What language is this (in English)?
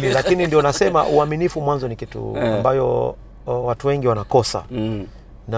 Swahili